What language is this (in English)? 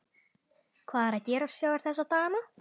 Icelandic